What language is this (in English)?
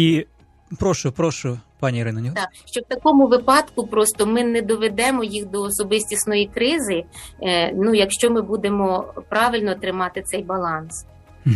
Ukrainian